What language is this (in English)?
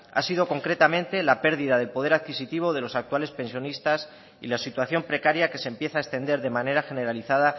Spanish